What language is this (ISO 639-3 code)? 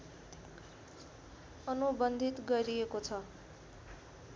nep